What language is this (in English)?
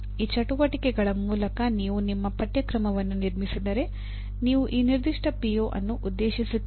Kannada